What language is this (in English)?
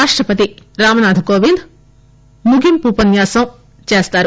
Telugu